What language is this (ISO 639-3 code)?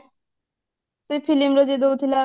ori